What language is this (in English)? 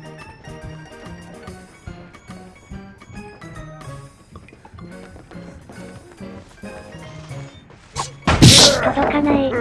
Japanese